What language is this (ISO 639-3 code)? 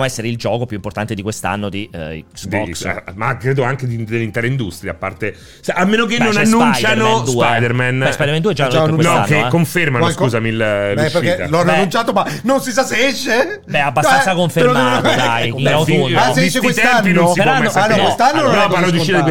ita